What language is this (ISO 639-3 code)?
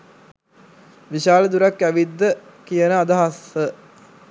sin